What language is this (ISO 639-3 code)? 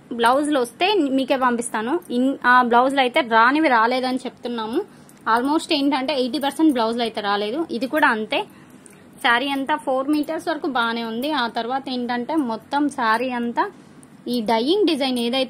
tel